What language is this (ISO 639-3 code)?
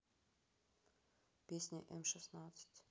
rus